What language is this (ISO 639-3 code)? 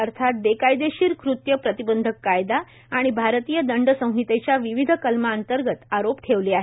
mar